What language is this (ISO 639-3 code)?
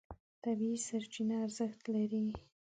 pus